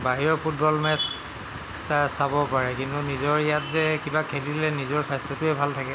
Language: Assamese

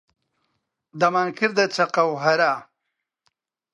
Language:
Central Kurdish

